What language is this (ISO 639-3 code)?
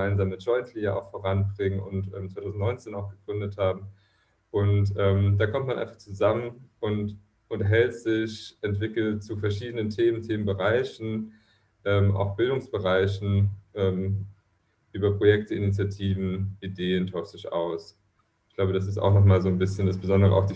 deu